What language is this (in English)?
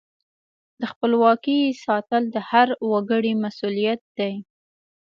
Pashto